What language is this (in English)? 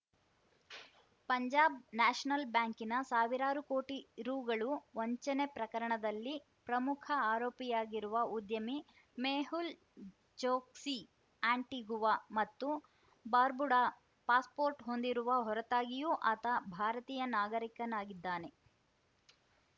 Kannada